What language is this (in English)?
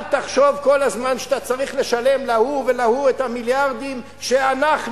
Hebrew